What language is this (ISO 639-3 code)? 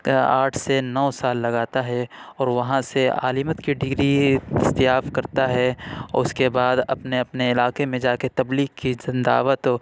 urd